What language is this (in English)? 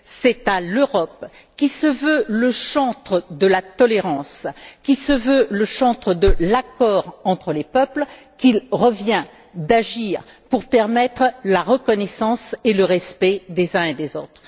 French